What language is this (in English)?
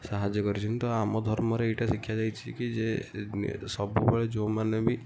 Odia